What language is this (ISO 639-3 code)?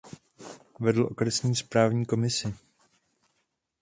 ces